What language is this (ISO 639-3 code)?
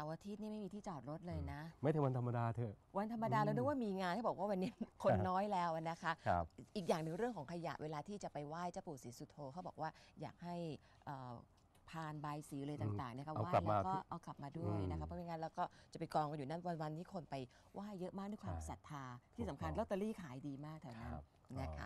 tha